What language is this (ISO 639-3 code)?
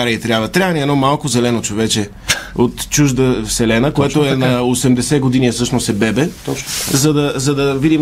bul